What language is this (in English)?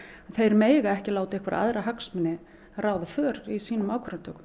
Icelandic